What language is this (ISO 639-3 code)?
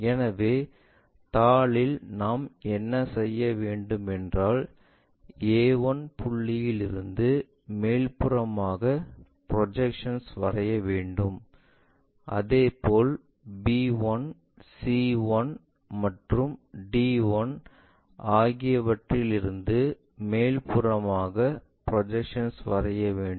tam